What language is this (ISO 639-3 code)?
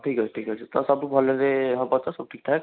ori